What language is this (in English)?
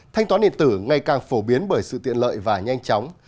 Vietnamese